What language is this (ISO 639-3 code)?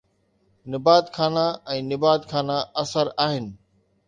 snd